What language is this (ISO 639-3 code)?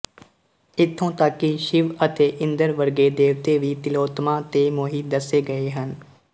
pan